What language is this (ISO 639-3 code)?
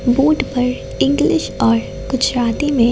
hin